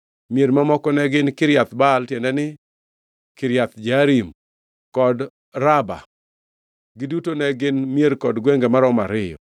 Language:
Luo (Kenya and Tanzania)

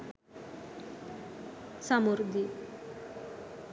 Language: Sinhala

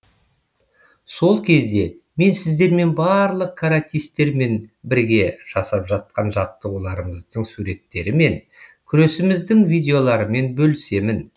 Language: Kazakh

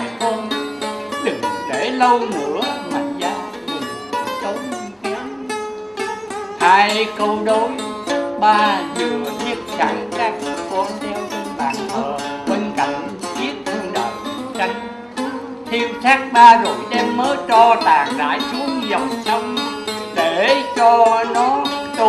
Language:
Vietnamese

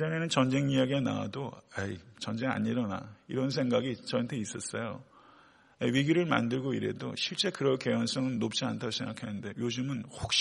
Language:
Korean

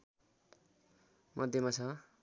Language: Nepali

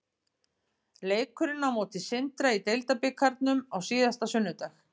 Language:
Icelandic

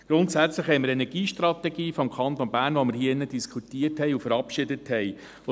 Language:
Swiss German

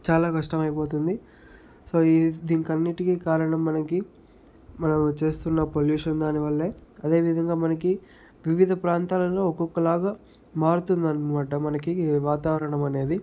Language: Telugu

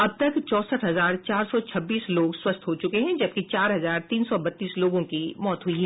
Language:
Hindi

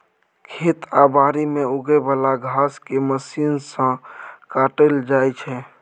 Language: Maithili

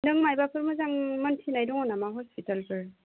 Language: Bodo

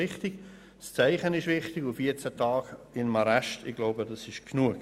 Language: Swiss German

